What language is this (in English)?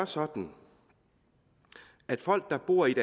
Danish